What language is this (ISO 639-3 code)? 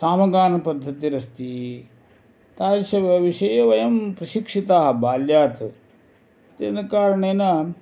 san